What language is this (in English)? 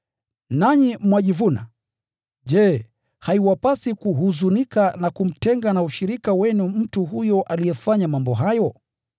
Swahili